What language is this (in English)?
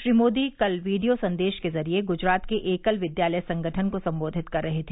Hindi